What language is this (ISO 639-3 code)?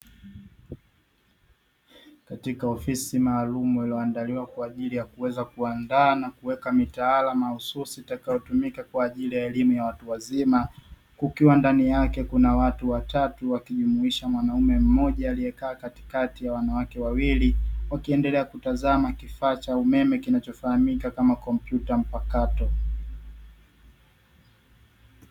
swa